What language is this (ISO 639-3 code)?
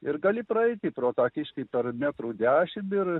lit